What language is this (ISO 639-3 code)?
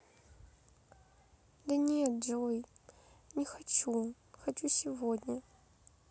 rus